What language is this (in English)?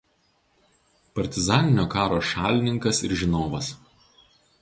Lithuanian